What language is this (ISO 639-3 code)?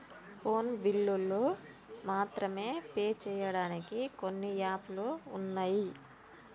tel